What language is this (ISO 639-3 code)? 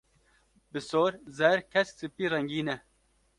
kur